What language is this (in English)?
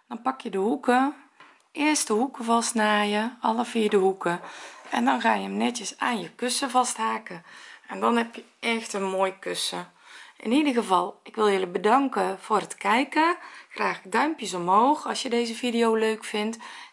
Dutch